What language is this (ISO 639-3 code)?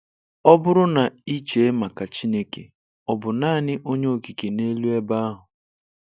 ibo